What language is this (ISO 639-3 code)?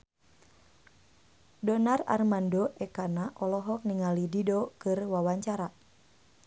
sun